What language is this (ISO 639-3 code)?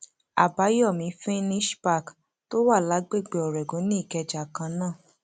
yor